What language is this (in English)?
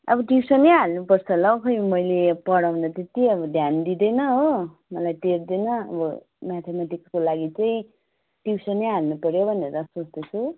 Nepali